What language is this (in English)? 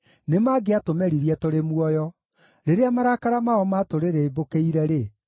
Kikuyu